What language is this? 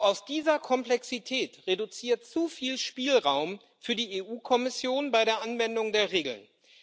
German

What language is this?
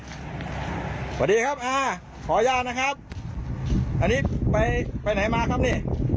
Thai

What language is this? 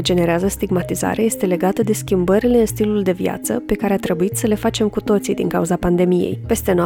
Romanian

